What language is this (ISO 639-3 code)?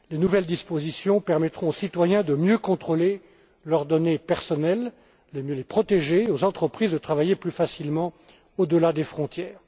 fra